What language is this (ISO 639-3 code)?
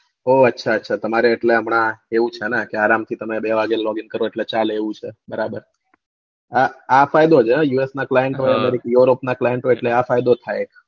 guj